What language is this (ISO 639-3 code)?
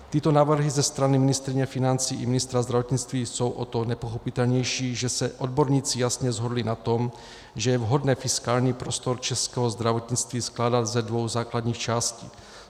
ces